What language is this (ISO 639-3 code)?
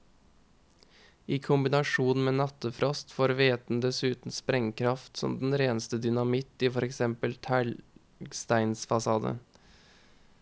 nor